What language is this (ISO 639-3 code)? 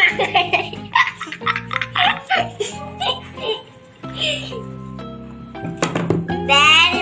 ind